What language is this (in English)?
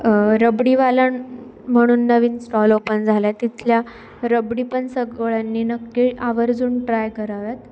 Marathi